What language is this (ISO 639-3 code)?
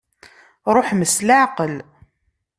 kab